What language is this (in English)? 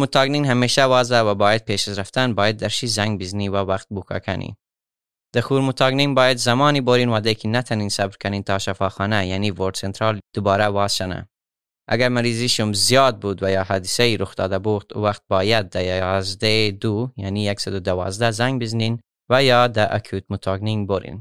Persian